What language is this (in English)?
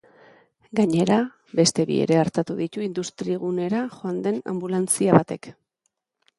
Basque